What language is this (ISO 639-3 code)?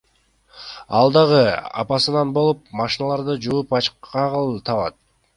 kir